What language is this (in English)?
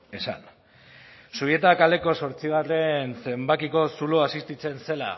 Basque